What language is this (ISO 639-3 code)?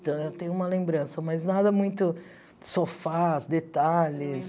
por